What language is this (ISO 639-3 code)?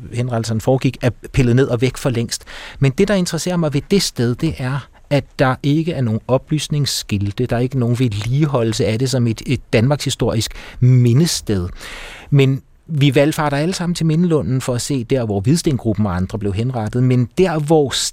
dan